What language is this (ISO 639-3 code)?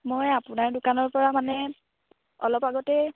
asm